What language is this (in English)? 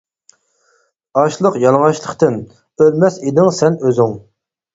Uyghur